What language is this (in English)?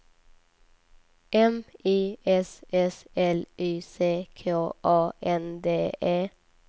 Swedish